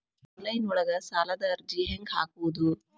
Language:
Kannada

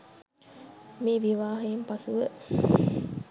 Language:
Sinhala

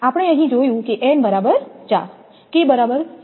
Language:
Gujarati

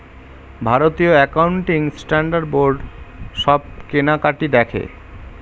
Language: Bangla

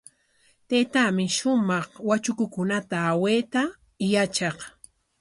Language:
Corongo Ancash Quechua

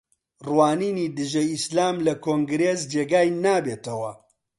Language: Central Kurdish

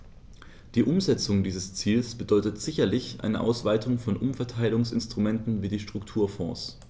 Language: German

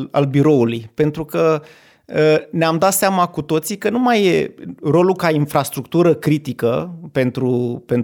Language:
Romanian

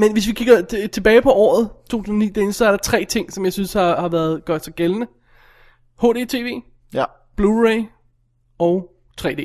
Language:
Danish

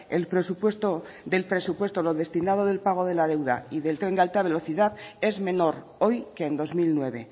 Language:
Spanish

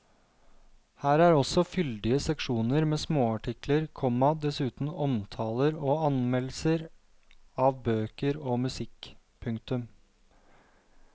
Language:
Norwegian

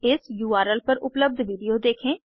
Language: Hindi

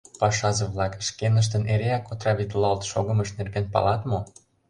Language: Mari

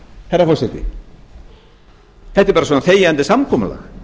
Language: Icelandic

